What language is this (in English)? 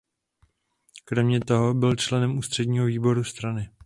Czech